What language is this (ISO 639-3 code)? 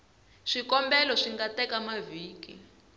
tso